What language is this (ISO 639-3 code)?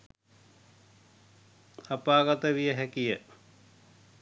sin